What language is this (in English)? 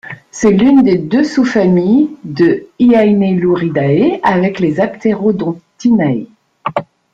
French